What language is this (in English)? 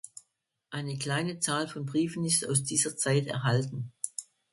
German